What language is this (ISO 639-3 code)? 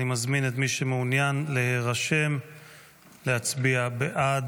heb